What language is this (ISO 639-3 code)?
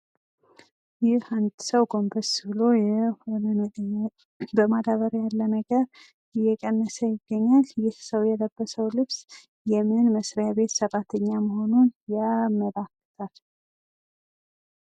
amh